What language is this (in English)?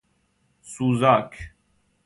Persian